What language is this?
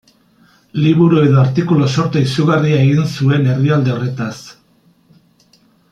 Basque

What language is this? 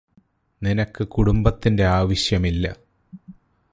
Malayalam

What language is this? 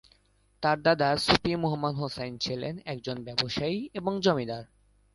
Bangla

